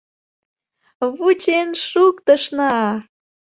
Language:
Mari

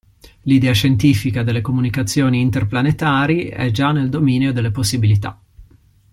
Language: Italian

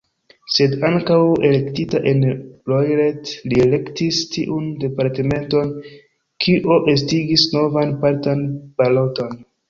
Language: Esperanto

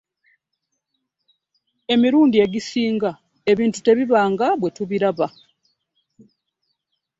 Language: Ganda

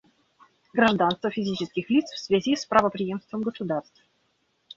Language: Russian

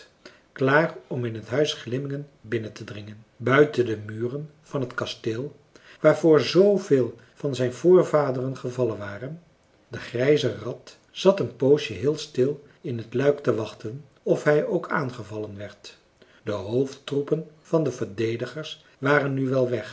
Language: Dutch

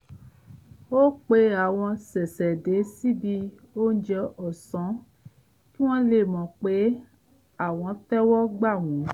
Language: Yoruba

